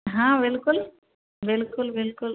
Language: Hindi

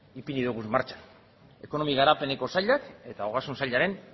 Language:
Basque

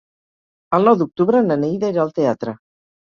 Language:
Catalan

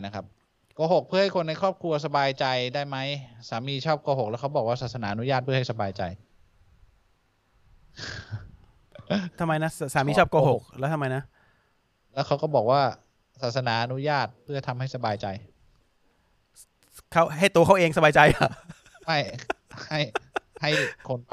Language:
Thai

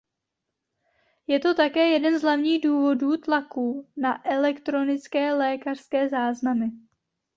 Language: Czech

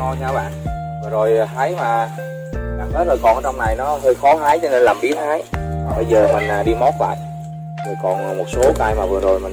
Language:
Vietnamese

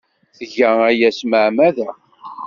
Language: Kabyle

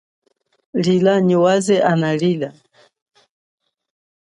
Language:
Chokwe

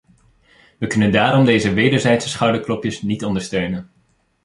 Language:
Dutch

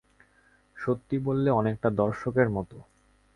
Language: Bangla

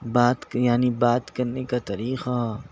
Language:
Urdu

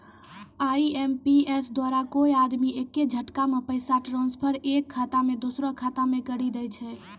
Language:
Maithili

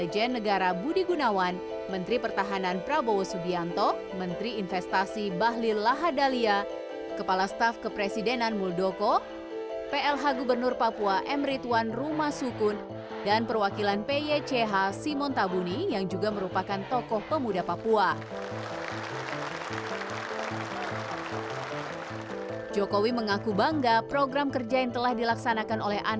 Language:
Indonesian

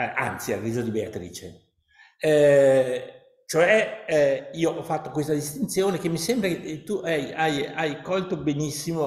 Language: Italian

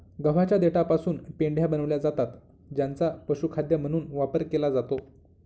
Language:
Marathi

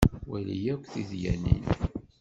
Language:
Kabyle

